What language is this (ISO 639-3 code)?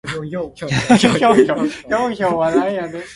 nan